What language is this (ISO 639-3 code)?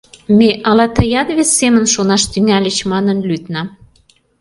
chm